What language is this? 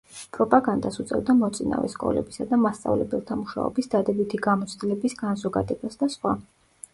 Georgian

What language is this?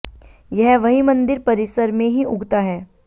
Hindi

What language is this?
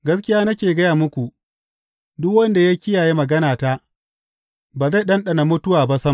Hausa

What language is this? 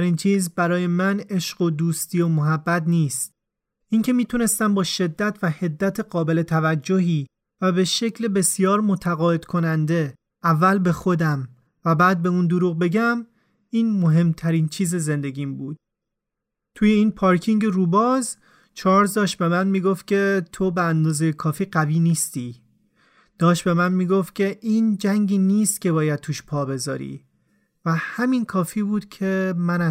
Persian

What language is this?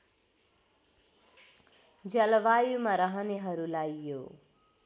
Nepali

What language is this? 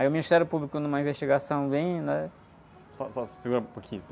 Portuguese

